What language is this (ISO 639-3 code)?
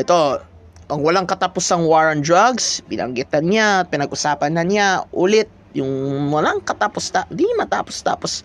fil